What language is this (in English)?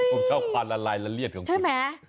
Thai